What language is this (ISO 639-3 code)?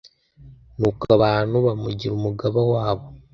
kin